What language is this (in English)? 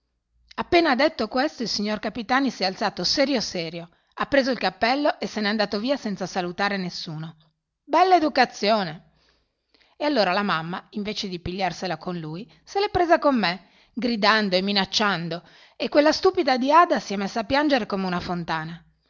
Italian